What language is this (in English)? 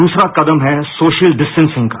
Hindi